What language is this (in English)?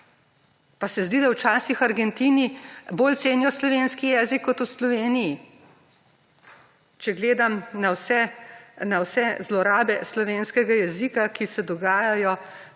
Slovenian